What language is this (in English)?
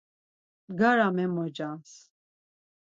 Laz